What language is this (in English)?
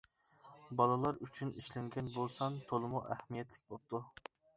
Uyghur